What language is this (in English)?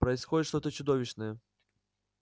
Russian